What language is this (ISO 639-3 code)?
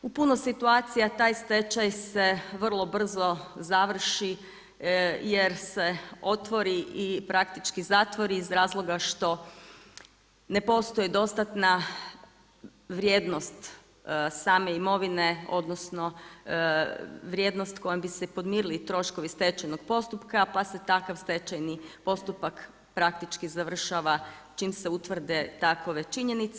hrv